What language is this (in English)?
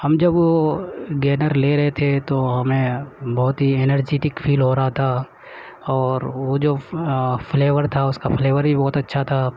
Urdu